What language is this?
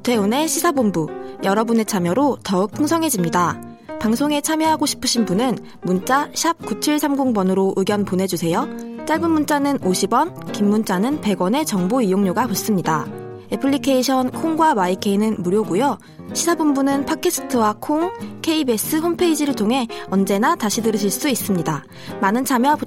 Korean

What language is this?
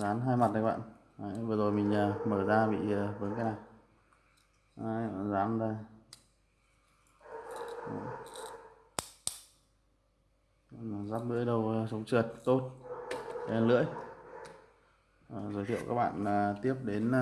Vietnamese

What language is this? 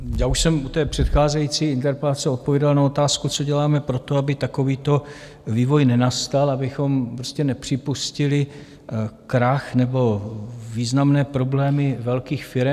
Czech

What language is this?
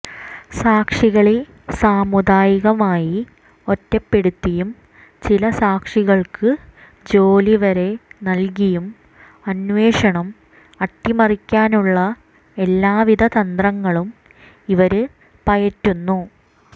Malayalam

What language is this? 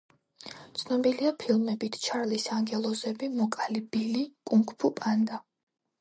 Georgian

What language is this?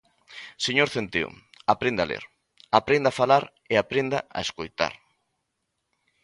Galician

